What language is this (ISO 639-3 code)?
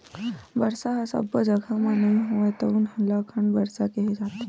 hne